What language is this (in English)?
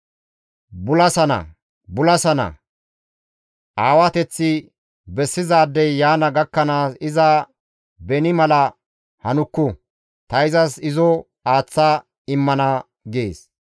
Gamo